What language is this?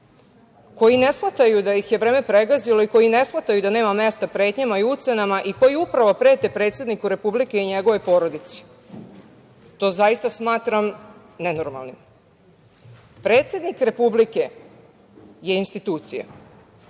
Serbian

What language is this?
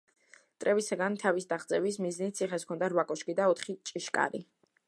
Georgian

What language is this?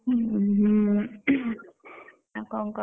Odia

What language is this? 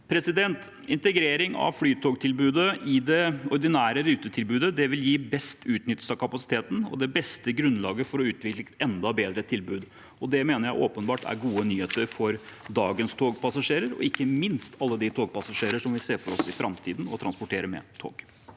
Norwegian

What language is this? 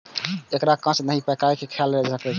Maithili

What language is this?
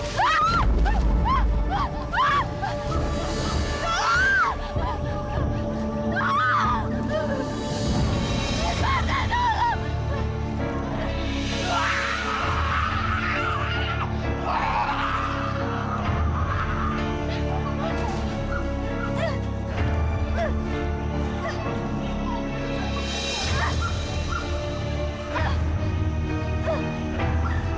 Indonesian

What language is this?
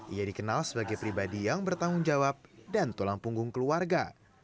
Indonesian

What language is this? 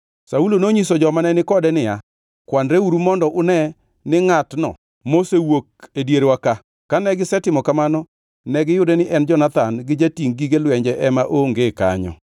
Luo (Kenya and Tanzania)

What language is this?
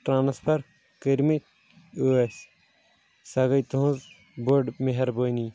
Kashmiri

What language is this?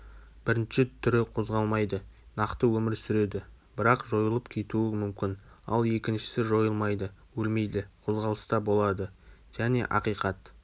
Kazakh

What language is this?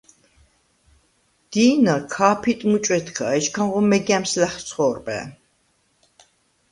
Svan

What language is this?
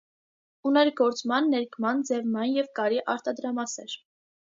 Armenian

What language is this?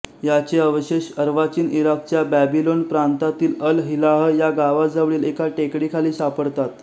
Marathi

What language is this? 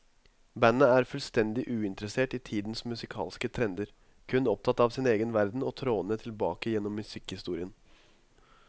Norwegian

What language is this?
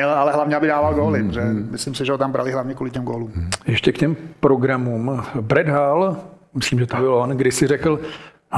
Czech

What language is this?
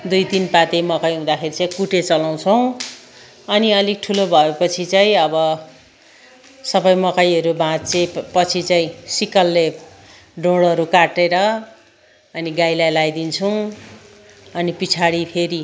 Nepali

